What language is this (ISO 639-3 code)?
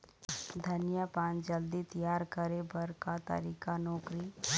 hne